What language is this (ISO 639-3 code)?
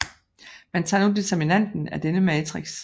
dan